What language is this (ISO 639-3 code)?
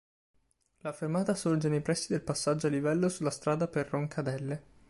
ita